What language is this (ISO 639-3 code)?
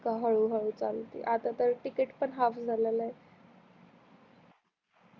mar